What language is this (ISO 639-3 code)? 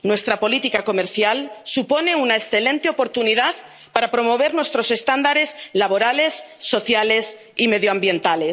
spa